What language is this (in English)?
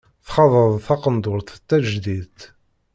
Kabyle